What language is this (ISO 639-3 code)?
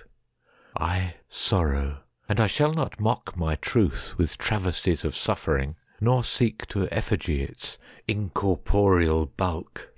eng